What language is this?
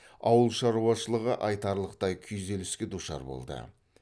Kazakh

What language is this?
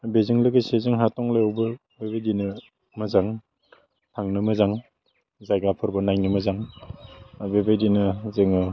Bodo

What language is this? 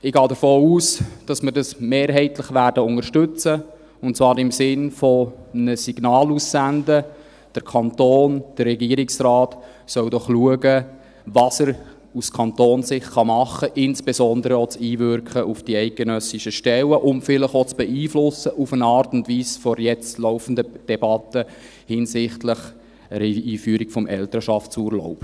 Swiss German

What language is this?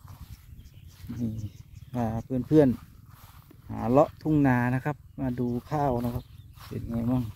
Thai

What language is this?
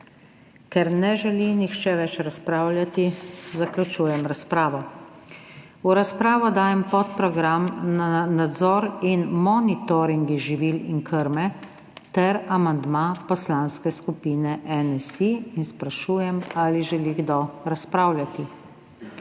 Slovenian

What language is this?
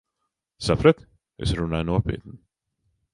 Latvian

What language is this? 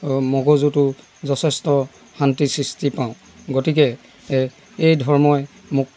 Assamese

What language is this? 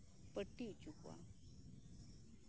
Santali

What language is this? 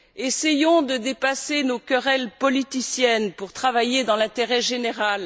French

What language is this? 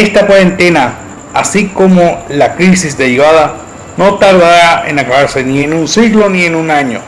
Spanish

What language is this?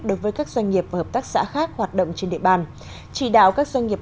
Vietnamese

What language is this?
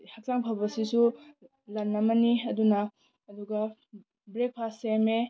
Manipuri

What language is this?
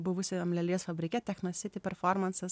Lithuanian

